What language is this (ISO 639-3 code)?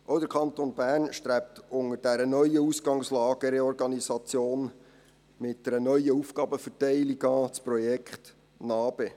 gsw